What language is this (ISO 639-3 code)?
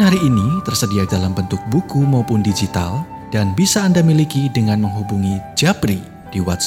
ind